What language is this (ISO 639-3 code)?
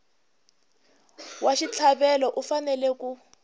tso